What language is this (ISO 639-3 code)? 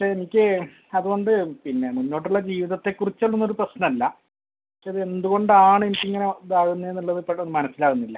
mal